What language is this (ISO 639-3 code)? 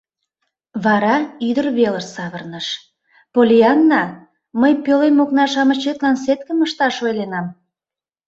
chm